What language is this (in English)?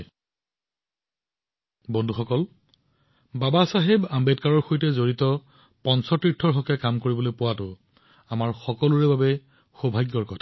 Assamese